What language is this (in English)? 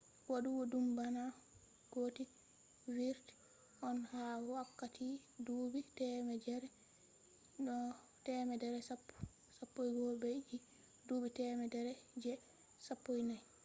Fula